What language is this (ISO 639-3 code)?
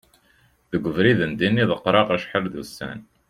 kab